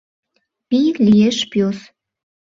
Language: Mari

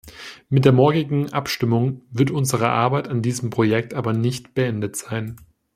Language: German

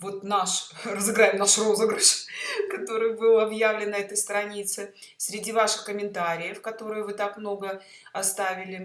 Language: Russian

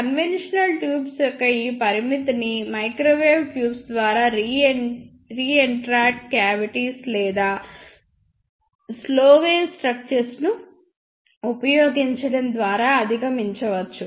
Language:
Telugu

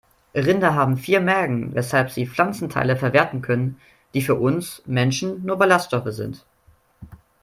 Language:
German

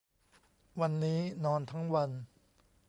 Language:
Thai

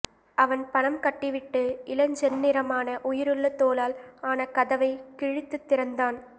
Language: Tamil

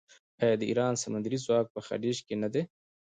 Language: Pashto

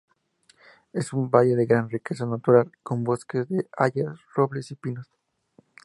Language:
Spanish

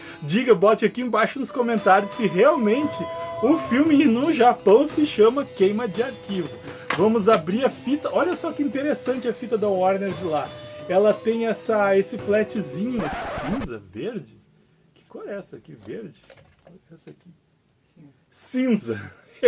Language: Portuguese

